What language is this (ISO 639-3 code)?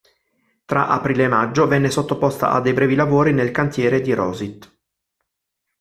ita